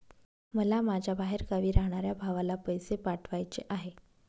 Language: Marathi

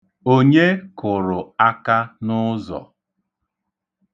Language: Igbo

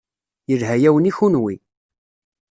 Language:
Kabyle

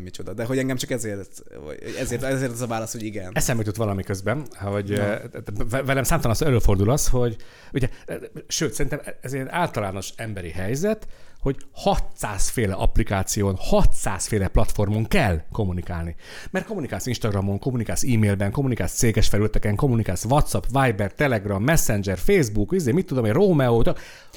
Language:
Hungarian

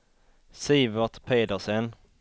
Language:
Swedish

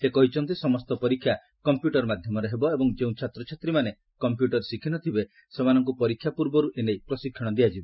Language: Odia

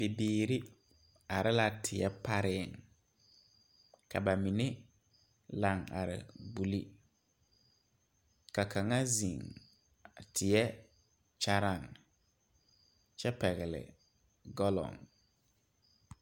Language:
Southern Dagaare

